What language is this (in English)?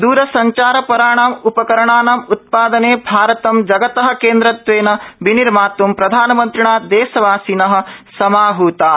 Sanskrit